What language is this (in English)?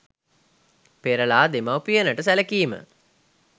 Sinhala